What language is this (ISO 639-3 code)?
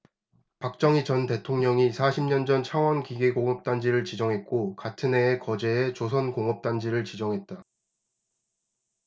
kor